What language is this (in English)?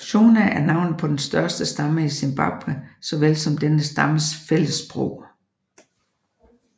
Danish